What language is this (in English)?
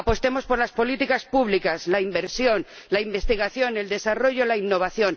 Spanish